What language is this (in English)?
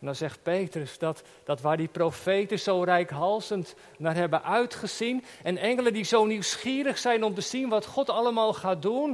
Dutch